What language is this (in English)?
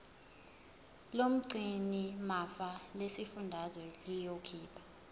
Zulu